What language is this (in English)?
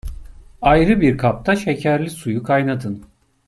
Turkish